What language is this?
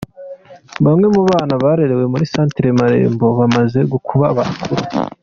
Kinyarwanda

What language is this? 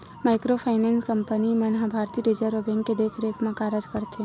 Chhattisgarhi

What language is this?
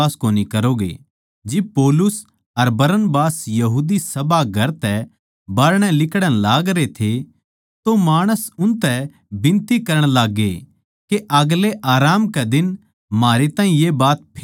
Haryanvi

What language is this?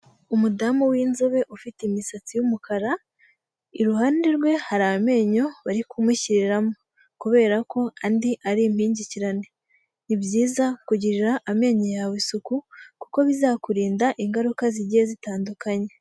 Kinyarwanda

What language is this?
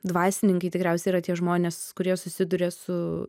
Lithuanian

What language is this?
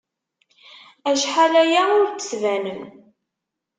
Kabyle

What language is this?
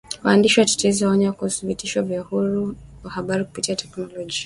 Swahili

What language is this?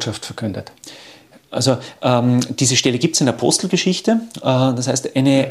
German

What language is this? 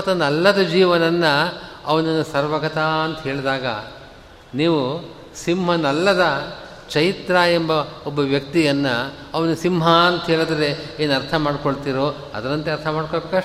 Kannada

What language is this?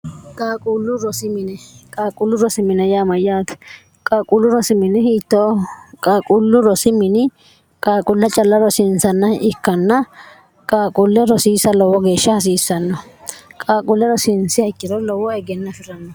Sidamo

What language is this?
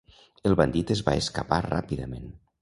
Catalan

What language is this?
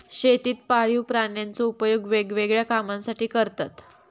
Marathi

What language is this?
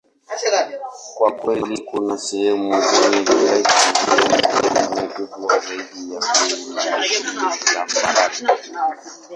Swahili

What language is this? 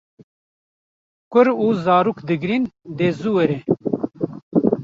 Kurdish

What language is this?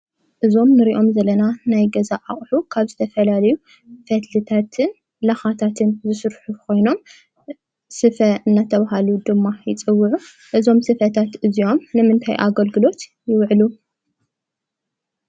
Tigrinya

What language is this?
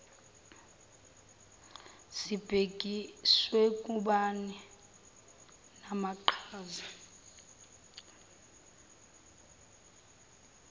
Zulu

